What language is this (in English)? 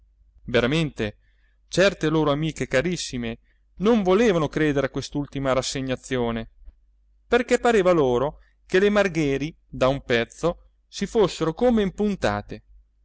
Italian